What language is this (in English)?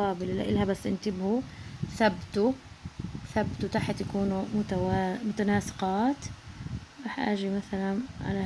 Arabic